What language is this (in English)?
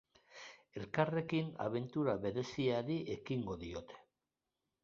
Basque